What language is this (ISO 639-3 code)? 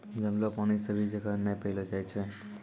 mai